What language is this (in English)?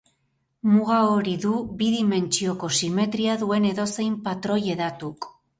Basque